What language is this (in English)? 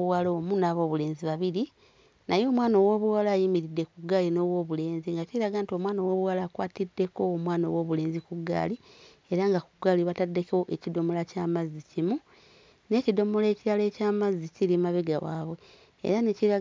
Ganda